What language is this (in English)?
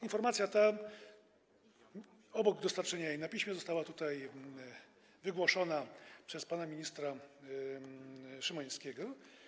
Polish